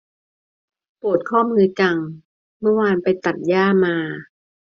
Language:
Thai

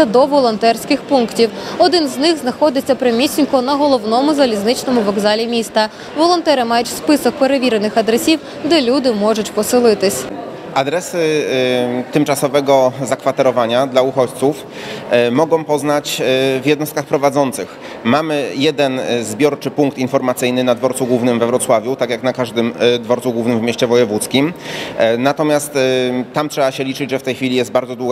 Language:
Polish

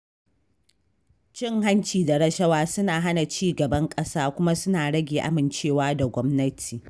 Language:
Hausa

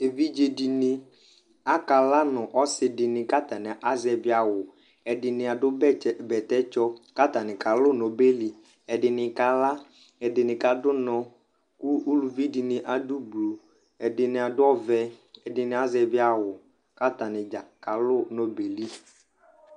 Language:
Ikposo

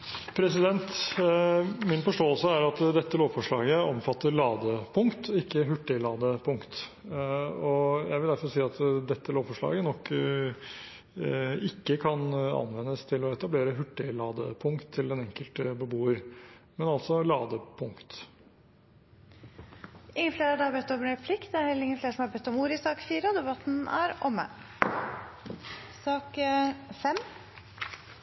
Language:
Norwegian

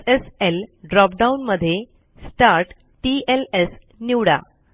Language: Marathi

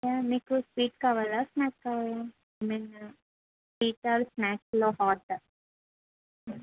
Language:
Telugu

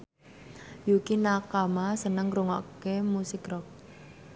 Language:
Javanese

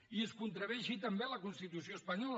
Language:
Catalan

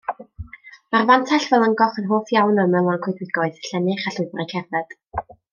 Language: Welsh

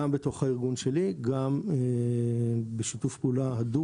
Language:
Hebrew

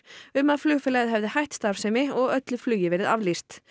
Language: Icelandic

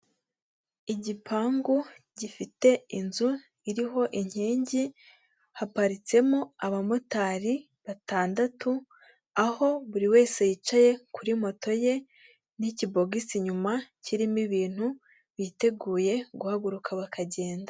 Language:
Kinyarwanda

